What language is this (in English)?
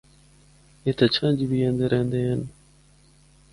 Northern Hindko